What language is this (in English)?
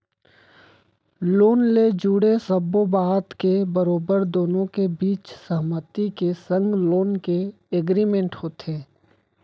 Chhattisgarhi